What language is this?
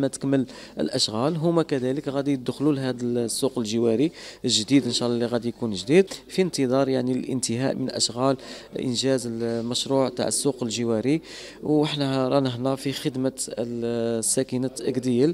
Arabic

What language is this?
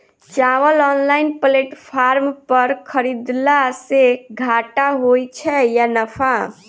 Maithili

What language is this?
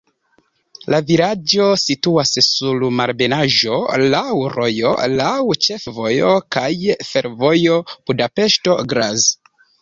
Esperanto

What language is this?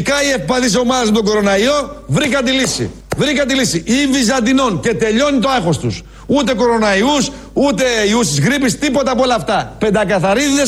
Greek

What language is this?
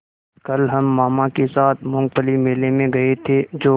Hindi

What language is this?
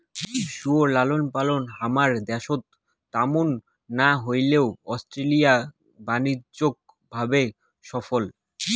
Bangla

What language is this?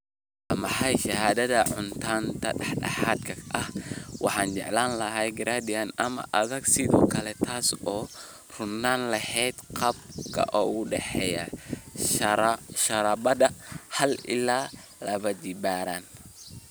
Somali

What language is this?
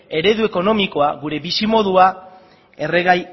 Basque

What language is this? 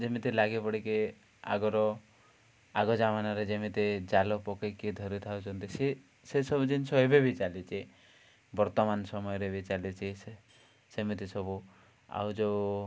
Odia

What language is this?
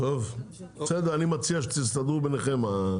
Hebrew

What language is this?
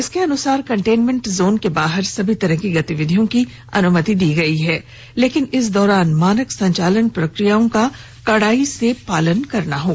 Hindi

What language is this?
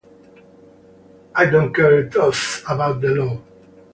English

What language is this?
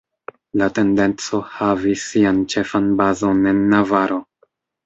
Esperanto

